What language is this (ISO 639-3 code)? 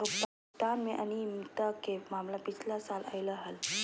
mag